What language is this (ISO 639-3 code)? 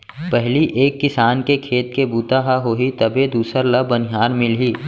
hne